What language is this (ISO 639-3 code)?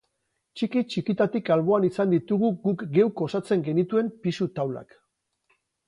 eus